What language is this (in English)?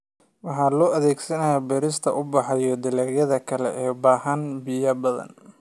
Somali